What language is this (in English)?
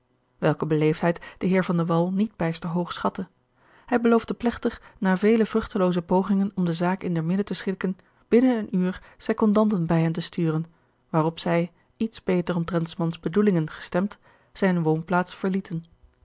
Dutch